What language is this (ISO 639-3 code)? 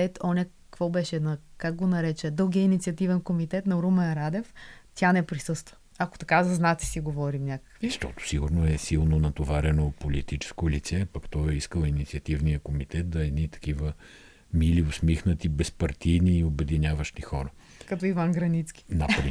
bul